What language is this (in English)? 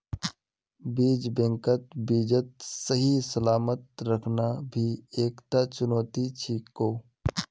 Magahi